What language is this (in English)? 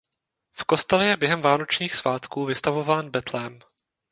Czech